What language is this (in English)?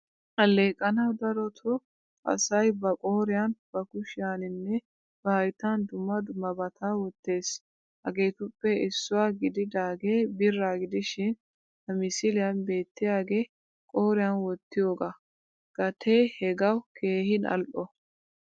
Wolaytta